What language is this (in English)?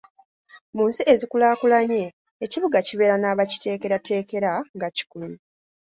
Ganda